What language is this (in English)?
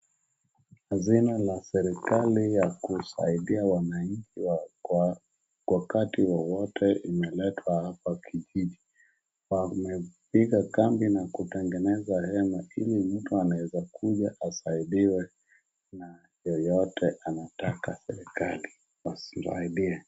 Swahili